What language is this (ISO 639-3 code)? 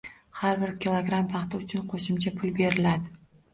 uzb